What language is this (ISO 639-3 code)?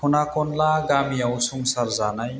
brx